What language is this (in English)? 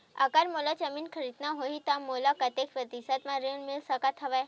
Chhattisgarhi